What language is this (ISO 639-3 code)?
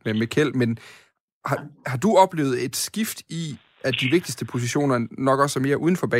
dan